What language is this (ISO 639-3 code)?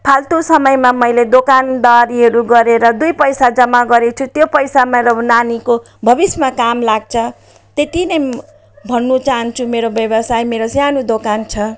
nep